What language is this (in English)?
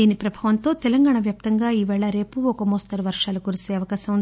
Telugu